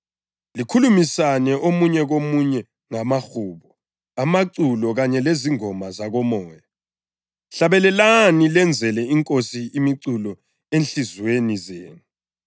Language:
North Ndebele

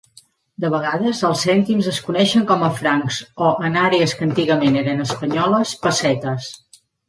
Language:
Catalan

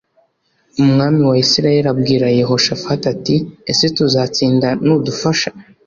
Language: Kinyarwanda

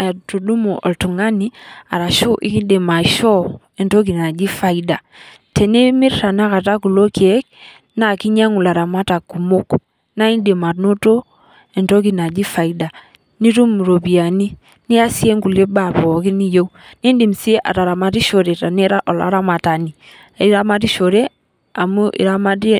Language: Masai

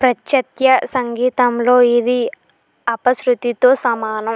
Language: Telugu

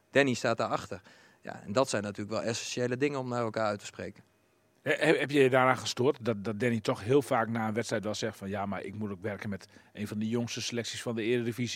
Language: Dutch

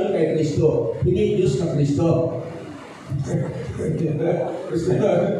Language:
Filipino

